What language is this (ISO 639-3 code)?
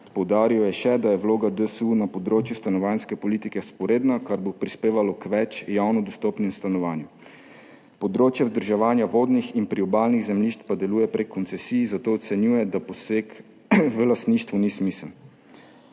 slv